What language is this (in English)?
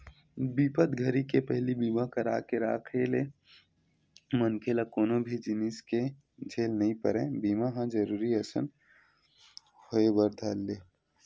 Chhattisgarhi